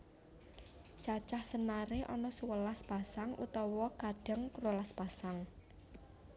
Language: Javanese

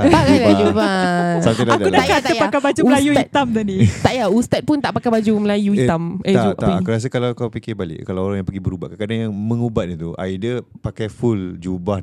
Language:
Malay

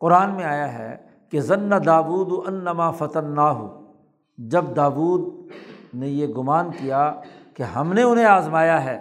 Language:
Urdu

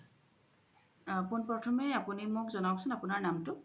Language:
Assamese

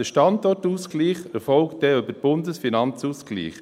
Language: Swiss German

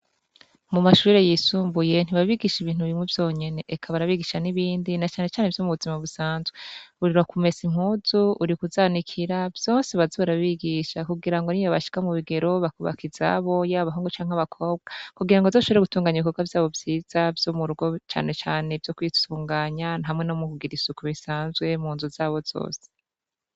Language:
Rundi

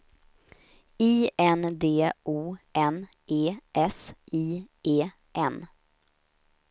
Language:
Swedish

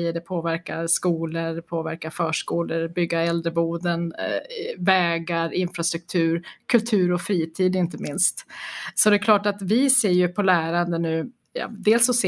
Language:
Swedish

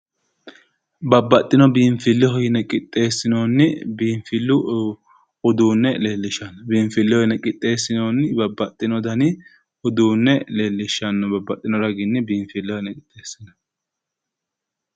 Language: Sidamo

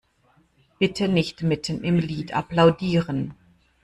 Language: German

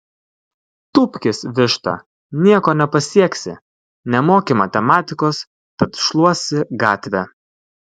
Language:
Lithuanian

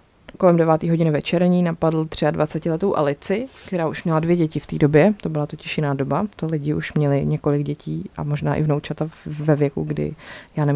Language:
Czech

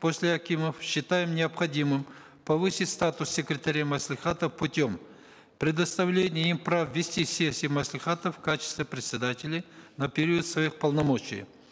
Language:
Kazakh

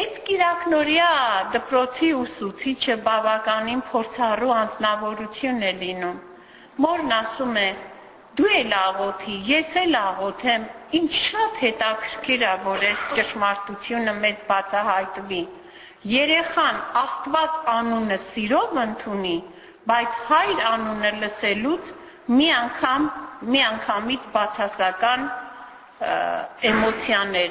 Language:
Turkish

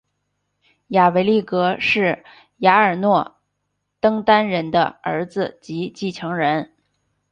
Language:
Chinese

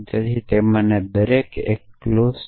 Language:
Gujarati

